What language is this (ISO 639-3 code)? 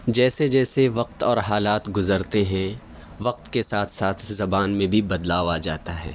urd